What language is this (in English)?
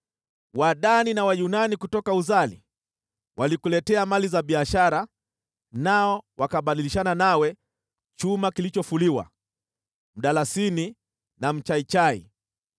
Swahili